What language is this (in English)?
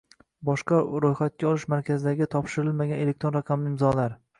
Uzbek